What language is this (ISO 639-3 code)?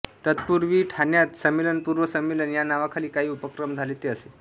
mar